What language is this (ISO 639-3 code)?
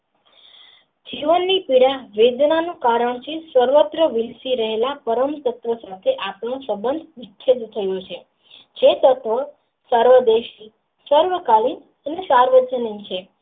guj